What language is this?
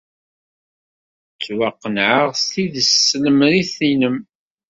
Kabyle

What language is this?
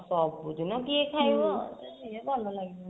Odia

